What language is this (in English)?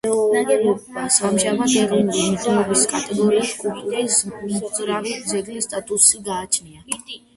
Georgian